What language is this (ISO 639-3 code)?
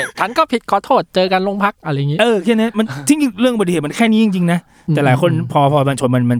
tha